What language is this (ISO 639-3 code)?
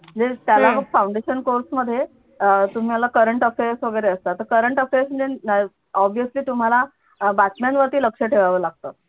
mar